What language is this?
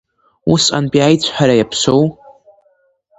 Abkhazian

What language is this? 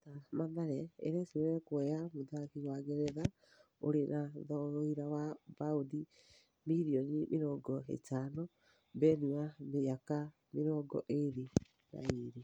Kikuyu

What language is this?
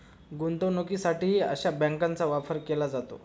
Marathi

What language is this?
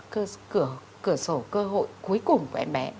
Vietnamese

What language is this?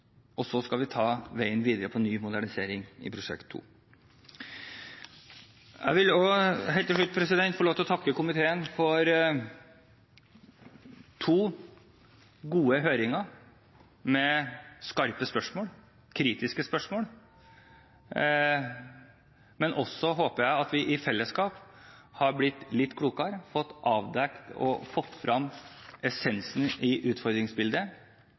Norwegian Bokmål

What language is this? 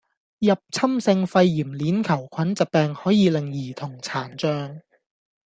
Cantonese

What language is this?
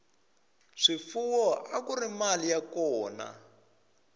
Tsonga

